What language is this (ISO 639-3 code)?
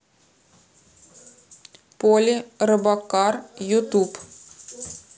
rus